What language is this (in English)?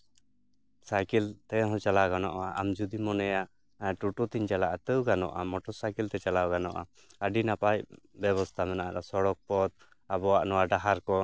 Santali